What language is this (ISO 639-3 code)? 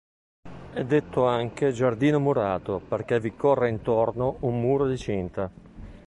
ita